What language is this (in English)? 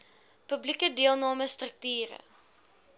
Afrikaans